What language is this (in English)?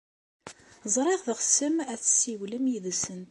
Kabyle